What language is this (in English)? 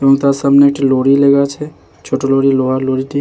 Bangla